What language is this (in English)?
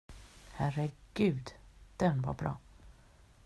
Swedish